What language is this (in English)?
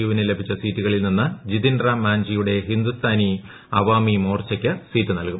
Malayalam